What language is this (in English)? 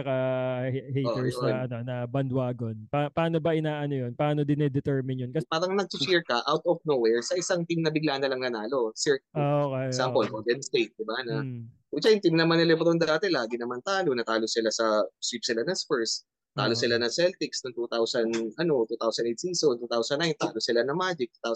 Filipino